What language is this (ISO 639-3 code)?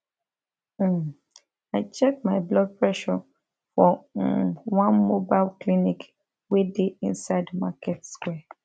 pcm